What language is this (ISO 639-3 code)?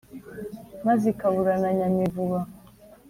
kin